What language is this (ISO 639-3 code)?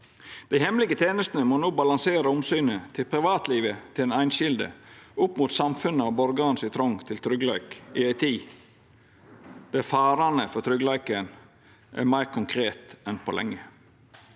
nor